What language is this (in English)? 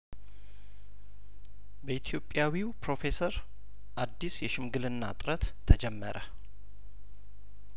Amharic